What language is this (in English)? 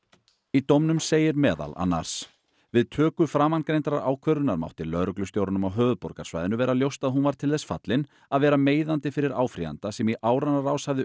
Icelandic